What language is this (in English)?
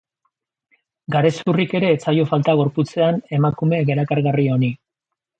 Basque